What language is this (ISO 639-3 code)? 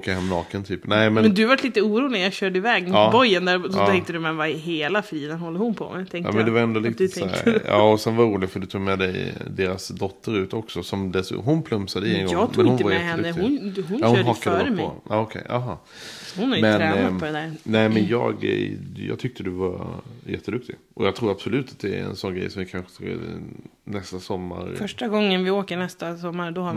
swe